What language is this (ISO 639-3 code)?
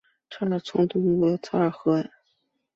zho